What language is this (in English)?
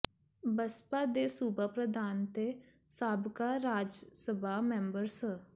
Punjabi